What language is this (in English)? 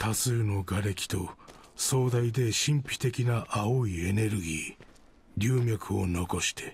Japanese